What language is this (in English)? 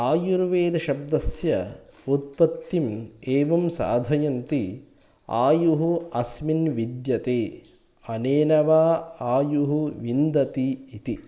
Sanskrit